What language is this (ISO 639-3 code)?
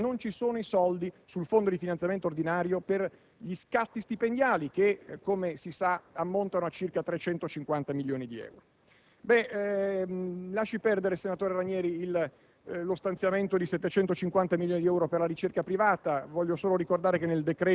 ita